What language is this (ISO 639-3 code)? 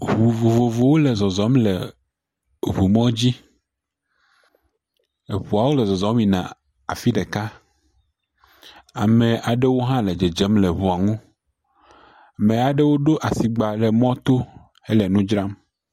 ewe